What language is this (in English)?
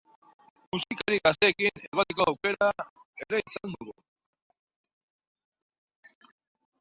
Basque